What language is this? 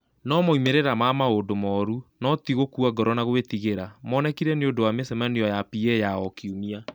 Kikuyu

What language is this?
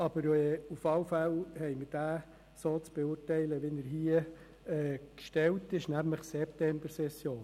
Swiss German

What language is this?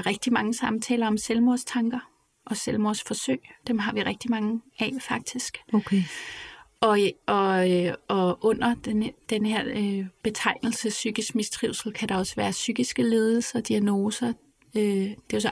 Danish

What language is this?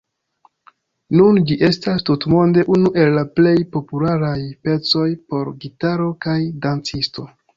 Esperanto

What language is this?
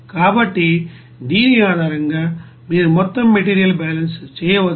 Telugu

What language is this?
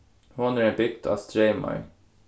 Faroese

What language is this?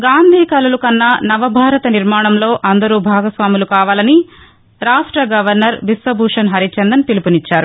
Telugu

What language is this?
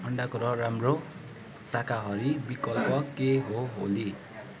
Nepali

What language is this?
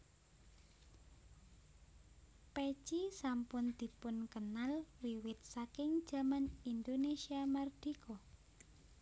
Javanese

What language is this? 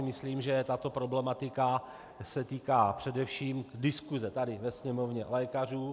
Czech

